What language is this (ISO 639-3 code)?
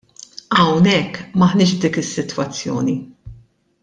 mlt